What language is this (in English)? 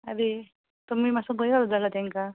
Konkani